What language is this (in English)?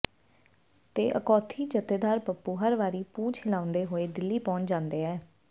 Punjabi